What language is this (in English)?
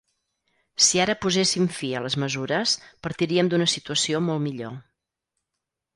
Catalan